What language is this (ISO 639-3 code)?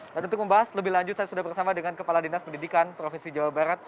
ind